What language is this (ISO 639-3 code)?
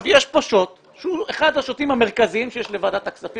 heb